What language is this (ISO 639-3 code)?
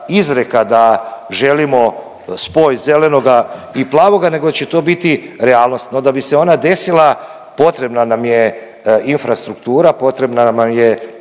hrv